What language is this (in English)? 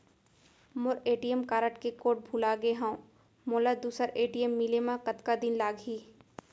Chhattisgarhi